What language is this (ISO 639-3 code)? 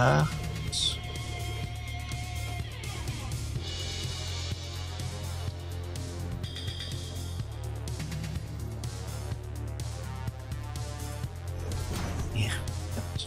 deu